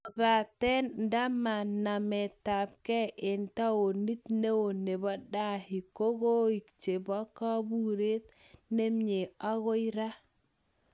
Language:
Kalenjin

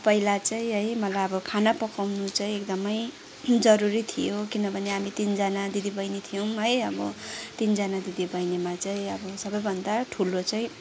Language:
Nepali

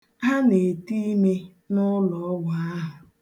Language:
Igbo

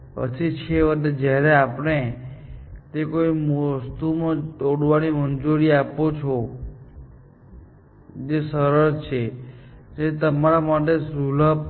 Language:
Gujarati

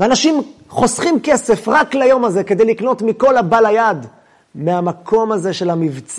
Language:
Hebrew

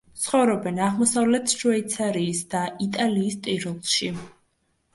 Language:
Georgian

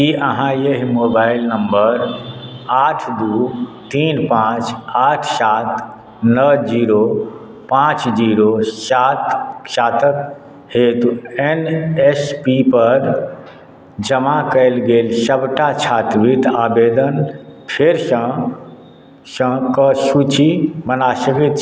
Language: Maithili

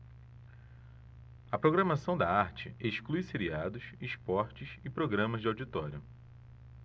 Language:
Portuguese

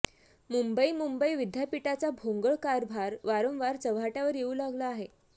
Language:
Marathi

